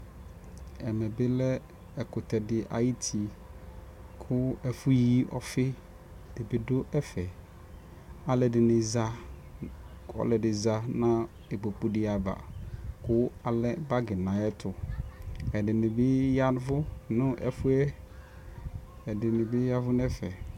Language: Ikposo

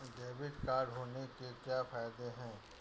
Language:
Hindi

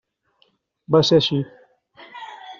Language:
Catalan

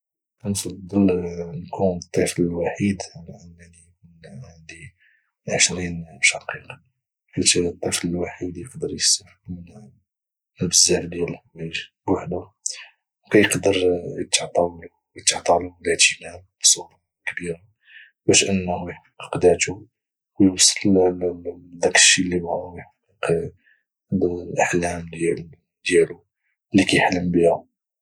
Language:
Moroccan Arabic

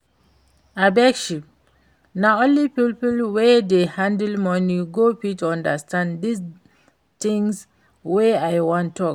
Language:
Nigerian Pidgin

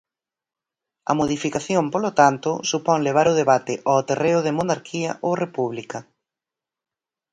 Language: Galician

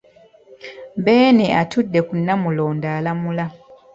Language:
Ganda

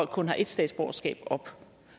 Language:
Danish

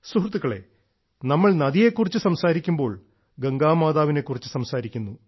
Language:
Malayalam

